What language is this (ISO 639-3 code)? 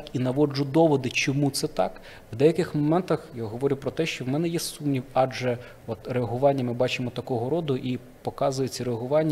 ukr